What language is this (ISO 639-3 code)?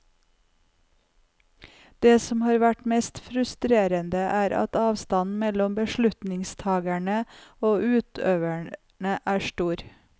nor